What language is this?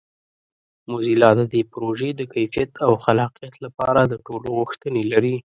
Pashto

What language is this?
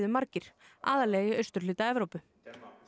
Icelandic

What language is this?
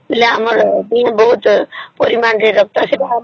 Odia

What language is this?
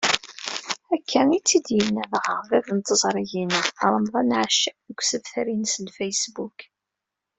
Kabyle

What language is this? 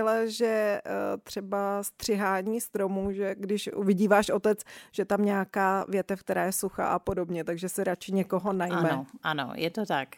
Czech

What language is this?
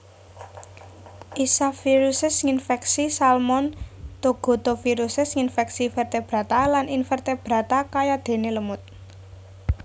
Javanese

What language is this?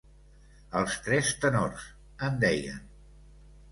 Catalan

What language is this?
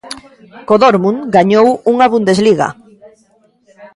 Galician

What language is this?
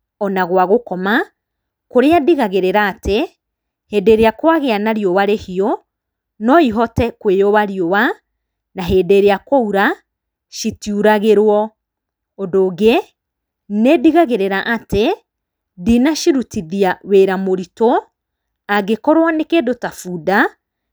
Kikuyu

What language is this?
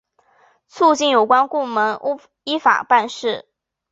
Chinese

